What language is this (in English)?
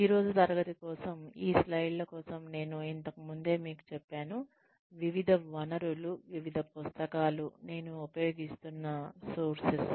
Telugu